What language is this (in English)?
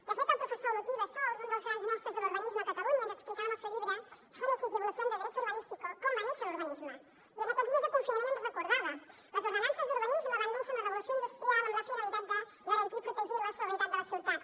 Catalan